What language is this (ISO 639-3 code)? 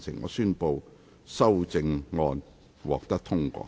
yue